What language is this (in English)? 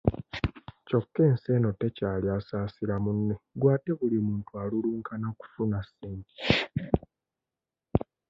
Ganda